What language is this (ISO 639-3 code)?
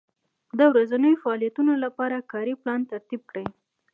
pus